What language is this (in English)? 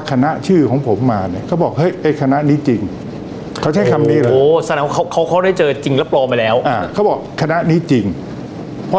Thai